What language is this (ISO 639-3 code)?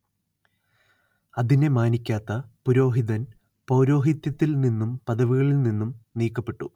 mal